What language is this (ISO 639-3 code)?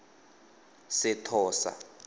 tsn